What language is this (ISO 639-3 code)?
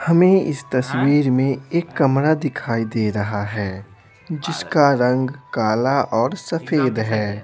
hin